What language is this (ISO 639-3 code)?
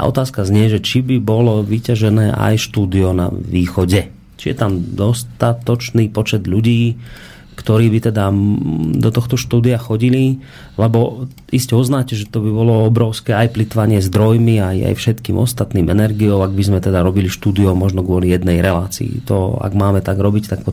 slk